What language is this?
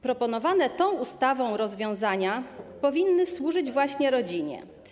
Polish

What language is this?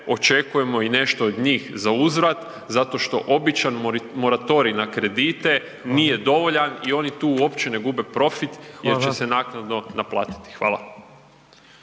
Croatian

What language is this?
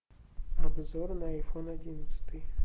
Russian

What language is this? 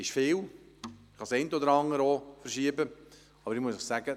Swiss German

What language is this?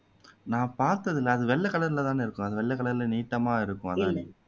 Tamil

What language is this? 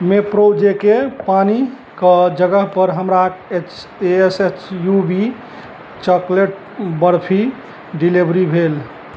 Maithili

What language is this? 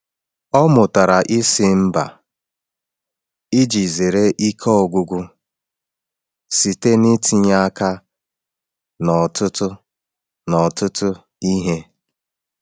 Igbo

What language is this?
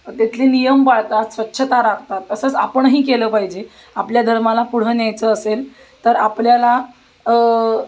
Marathi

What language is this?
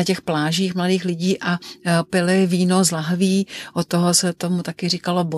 Czech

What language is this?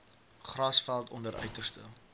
Afrikaans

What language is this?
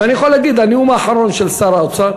Hebrew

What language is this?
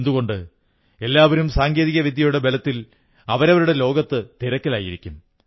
Malayalam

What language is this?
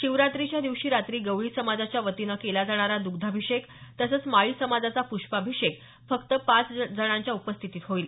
Marathi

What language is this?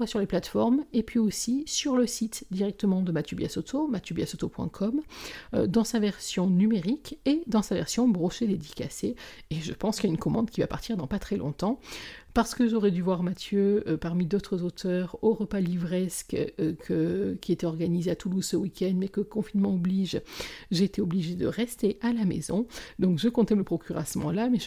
French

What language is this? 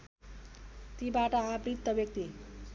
Nepali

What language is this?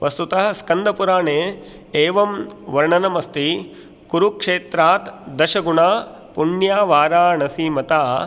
Sanskrit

